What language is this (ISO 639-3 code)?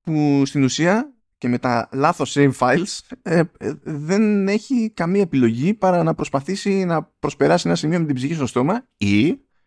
ell